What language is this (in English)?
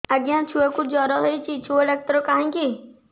Odia